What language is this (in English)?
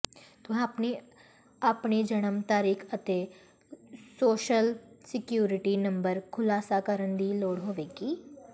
Punjabi